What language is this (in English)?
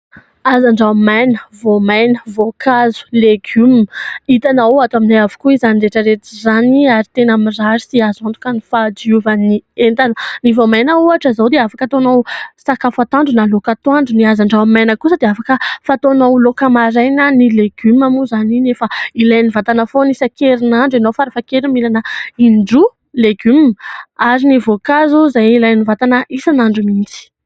Malagasy